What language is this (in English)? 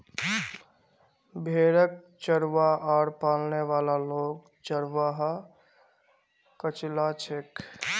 Magahi